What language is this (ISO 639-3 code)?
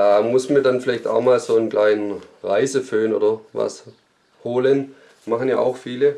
deu